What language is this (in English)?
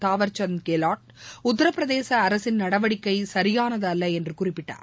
Tamil